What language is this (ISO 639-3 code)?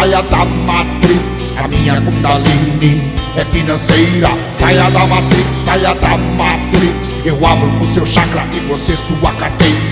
por